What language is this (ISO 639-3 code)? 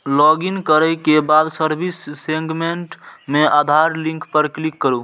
mai